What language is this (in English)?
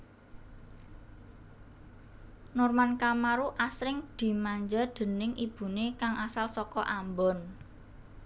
Javanese